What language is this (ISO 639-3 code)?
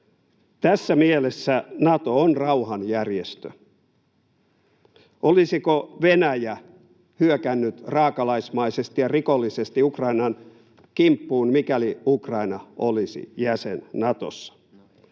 fin